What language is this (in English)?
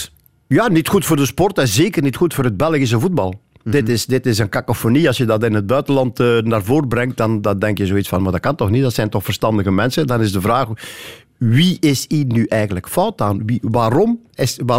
Dutch